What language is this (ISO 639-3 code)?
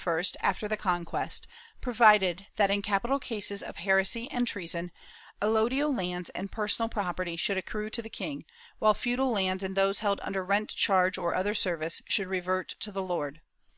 eng